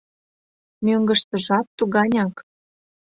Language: Mari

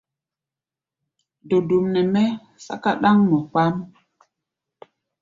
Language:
Gbaya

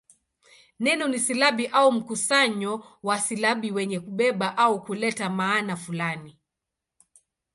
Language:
Swahili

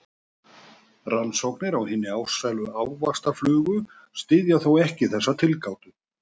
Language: Icelandic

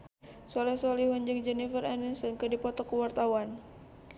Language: Sundanese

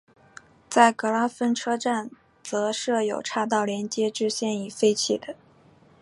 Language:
Chinese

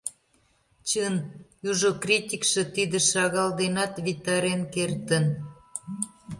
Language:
Mari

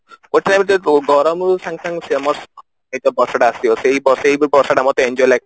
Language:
Odia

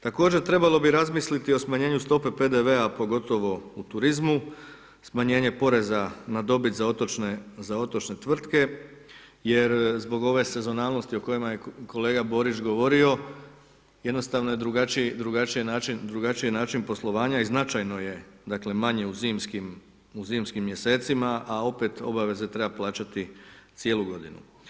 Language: Croatian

